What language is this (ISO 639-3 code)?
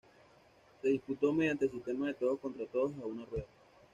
spa